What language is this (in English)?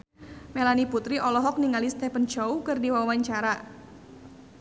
Sundanese